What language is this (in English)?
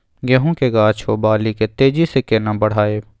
Maithili